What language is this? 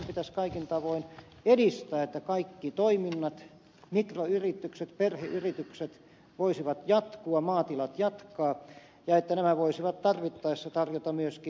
Finnish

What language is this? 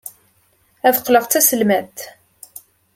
Kabyle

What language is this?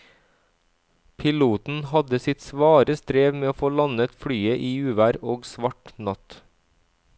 Norwegian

